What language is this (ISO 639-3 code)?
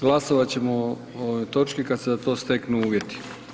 hrv